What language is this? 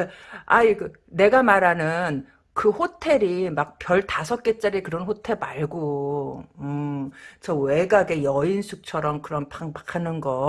Korean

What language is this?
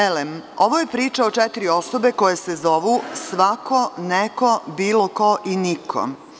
Serbian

